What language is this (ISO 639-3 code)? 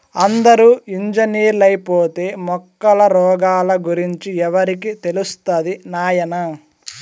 tel